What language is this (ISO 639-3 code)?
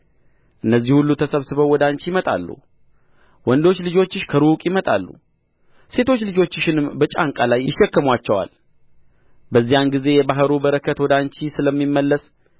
amh